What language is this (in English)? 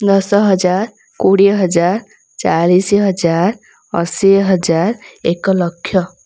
Odia